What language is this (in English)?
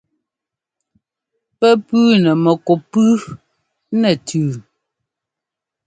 Ngomba